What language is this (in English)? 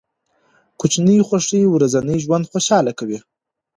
Pashto